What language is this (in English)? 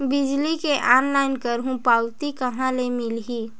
Chhattisgarhi